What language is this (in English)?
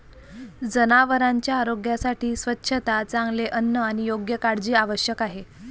Marathi